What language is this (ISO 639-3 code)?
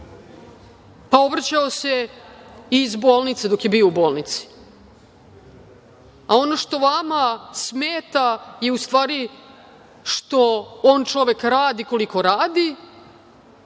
srp